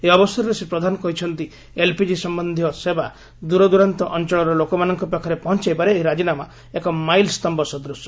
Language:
Odia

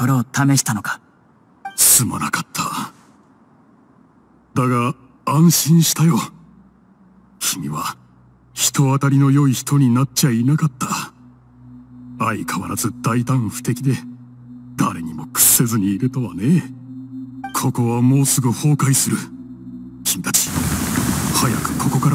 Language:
Japanese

